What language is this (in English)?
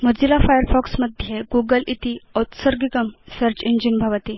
Sanskrit